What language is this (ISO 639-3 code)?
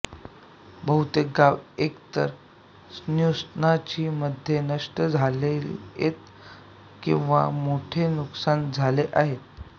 mar